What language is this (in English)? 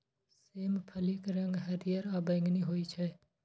Maithili